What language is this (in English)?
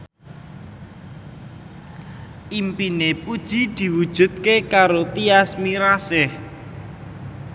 Javanese